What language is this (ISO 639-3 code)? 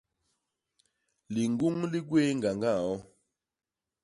bas